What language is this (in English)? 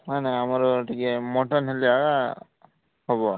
Odia